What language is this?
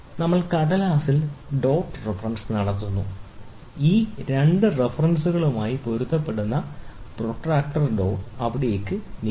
Malayalam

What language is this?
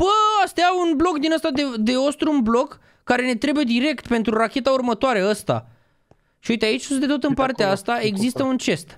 Romanian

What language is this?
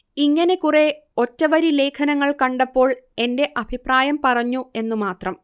Malayalam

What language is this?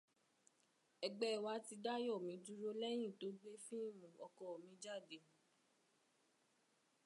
Yoruba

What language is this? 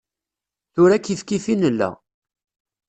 Kabyle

